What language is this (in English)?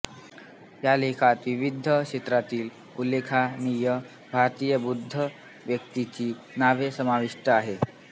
Marathi